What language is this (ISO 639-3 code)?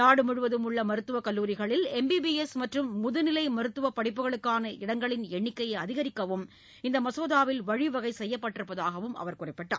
tam